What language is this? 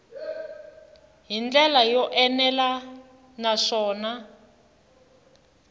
Tsonga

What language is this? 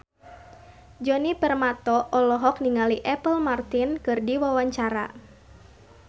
Sundanese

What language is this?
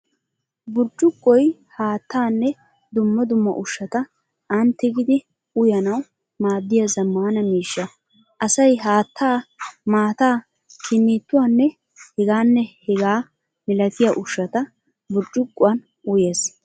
Wolaytta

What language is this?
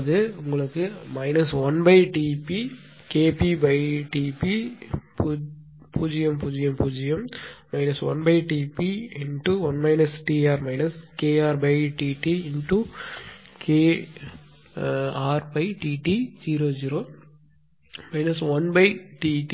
Tamil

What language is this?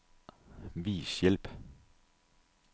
Danish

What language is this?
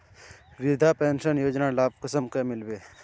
Magahi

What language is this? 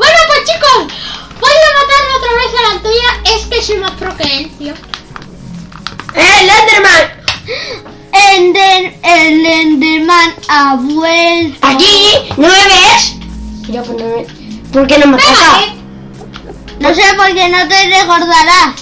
Spanish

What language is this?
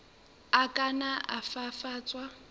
Southern Sotho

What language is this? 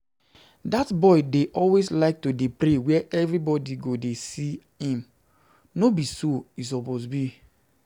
Nigerian Pidgin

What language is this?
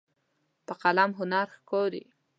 Pashto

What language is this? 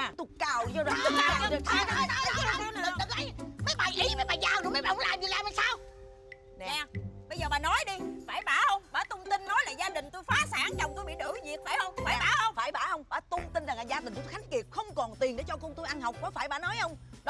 Vietnamese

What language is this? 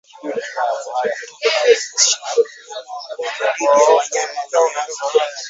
Swahili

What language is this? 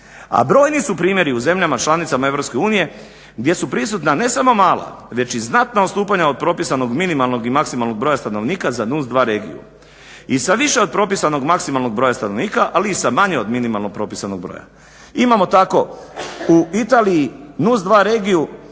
Croatian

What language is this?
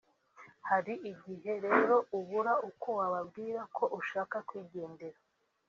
Kinyarwanda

